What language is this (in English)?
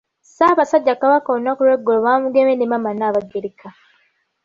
Ganda